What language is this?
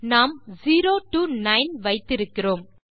Tamil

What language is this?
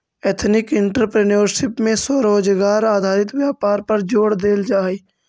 Magahi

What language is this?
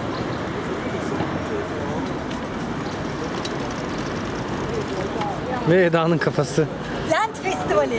Turkish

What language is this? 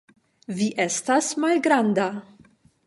Esperanto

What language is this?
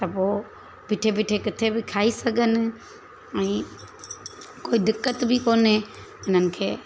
Sindhi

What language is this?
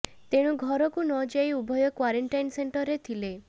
Odia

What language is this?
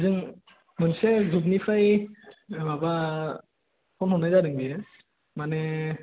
Bodo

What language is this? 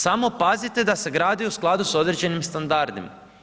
Croatian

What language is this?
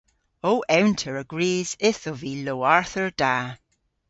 Cornish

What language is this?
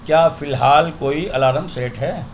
Urdu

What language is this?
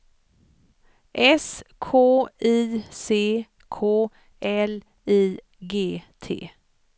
Swedish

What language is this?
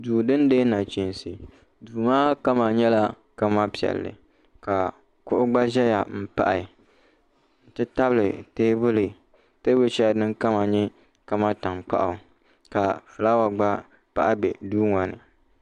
Dagbani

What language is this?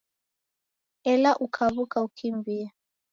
Taita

